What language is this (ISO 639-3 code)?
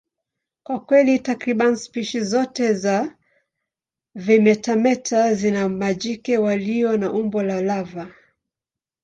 swa